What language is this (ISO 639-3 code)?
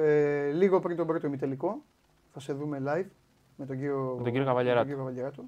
ell